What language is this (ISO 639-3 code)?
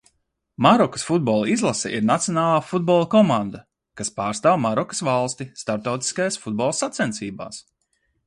lav